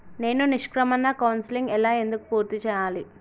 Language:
Telugu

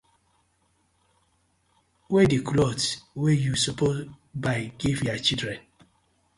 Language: Nigerian Pidgin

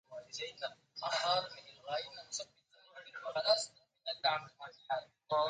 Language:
Arabic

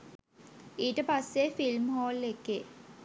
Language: Sinhala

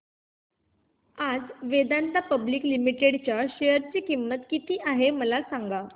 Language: Marathi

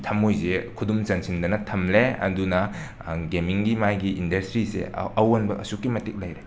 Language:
Manipuri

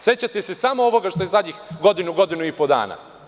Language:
Serbian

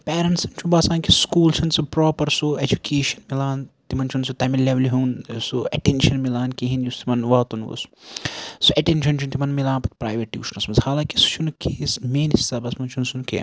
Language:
Kashmiri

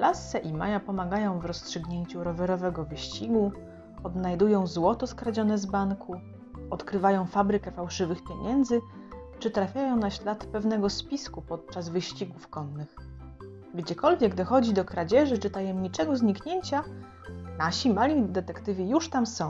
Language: Polish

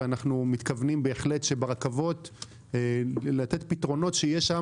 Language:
Hebrew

